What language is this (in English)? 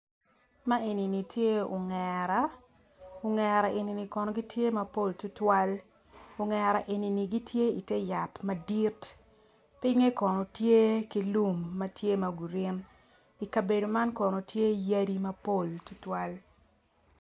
Acoli